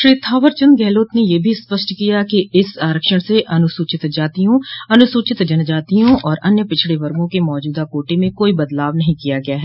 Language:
Hindi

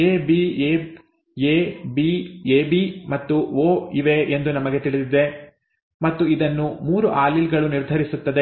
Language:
Kannada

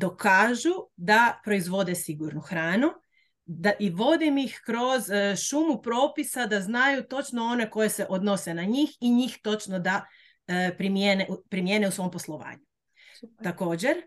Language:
Croatian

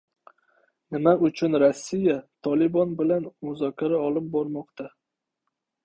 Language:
Uzbek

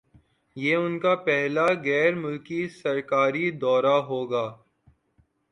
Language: Urdu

